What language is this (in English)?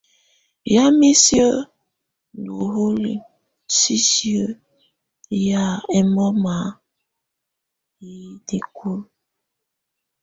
Tunen